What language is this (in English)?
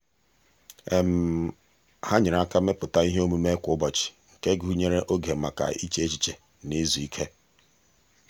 Igbo